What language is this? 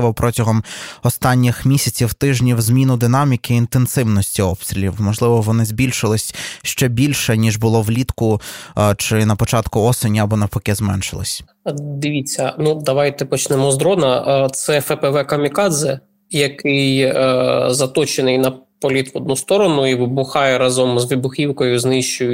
Ukrainian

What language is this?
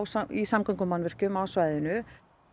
Icelandic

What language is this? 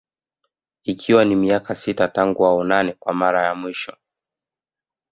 Swahili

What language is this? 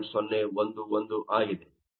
Kannada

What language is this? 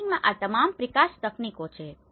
Gujarati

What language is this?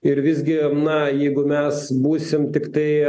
Lithuanian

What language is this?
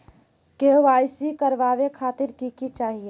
Magahi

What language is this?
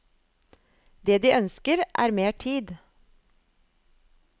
Norwegian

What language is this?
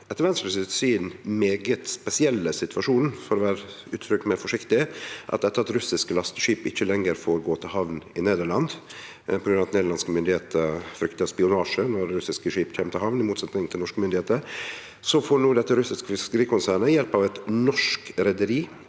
Norwegian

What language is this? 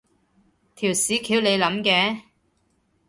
Cantonese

